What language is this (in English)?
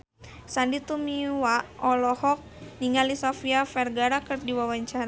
Sundanese